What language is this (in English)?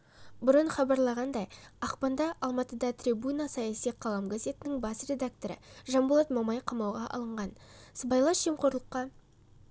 Kazakh